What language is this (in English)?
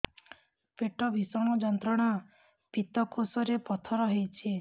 Odia